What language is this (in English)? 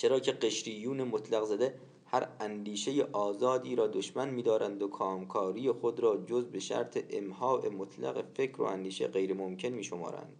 Persian